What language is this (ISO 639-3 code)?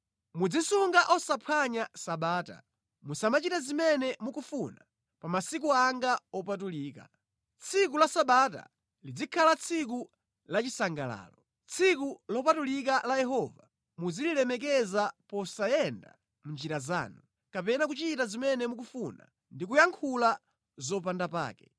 nya